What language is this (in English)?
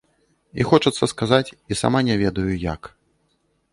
Belarusian